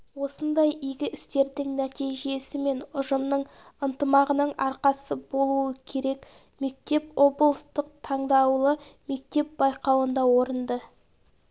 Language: Kazakh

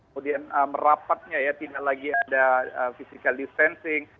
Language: Indonesian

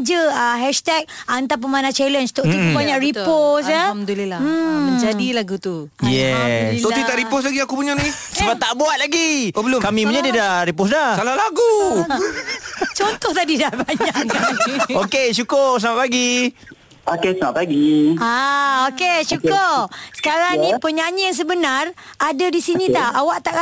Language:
Malay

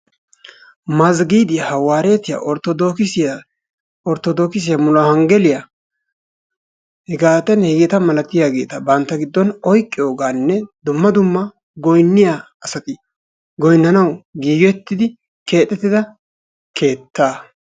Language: Wolaytta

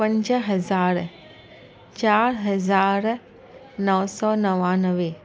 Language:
Sindhi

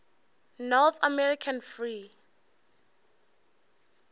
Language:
Northern Sotho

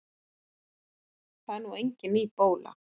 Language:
Icelandic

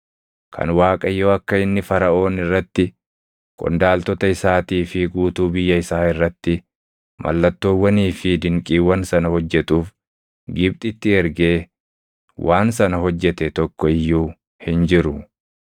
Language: Oromo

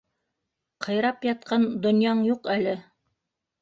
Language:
Bashkir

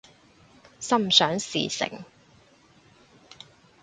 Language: Cantonese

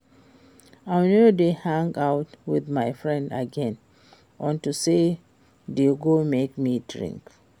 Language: Nigerian Pidgin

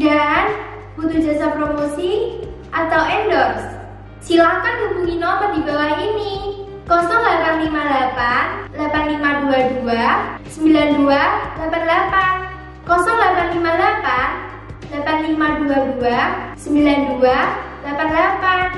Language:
Indonesian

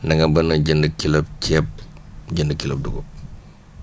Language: Wolof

